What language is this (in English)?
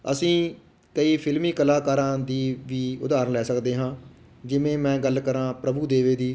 Punjabi